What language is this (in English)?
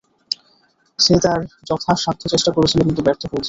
Bangla